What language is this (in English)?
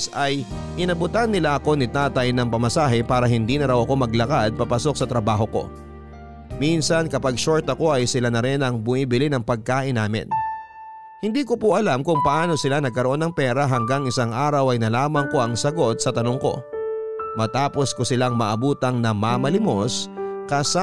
Filipino